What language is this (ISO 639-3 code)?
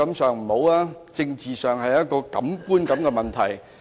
yue